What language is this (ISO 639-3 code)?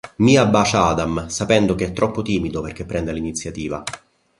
ita